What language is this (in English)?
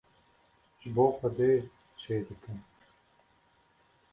Kurdish